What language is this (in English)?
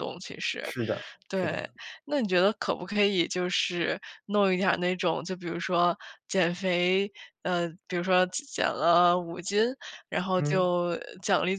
Chinese